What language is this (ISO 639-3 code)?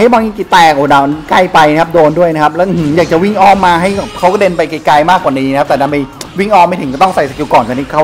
tha